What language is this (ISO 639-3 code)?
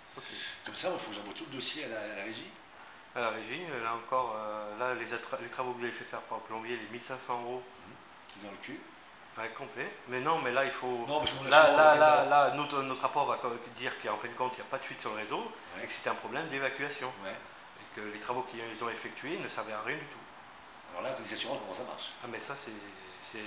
fra